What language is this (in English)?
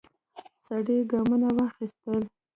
Pashto